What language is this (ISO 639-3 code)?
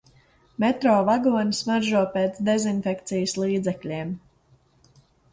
lav